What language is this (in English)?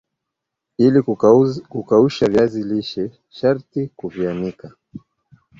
Swahili